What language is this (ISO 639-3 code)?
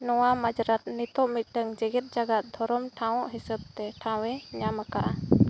sat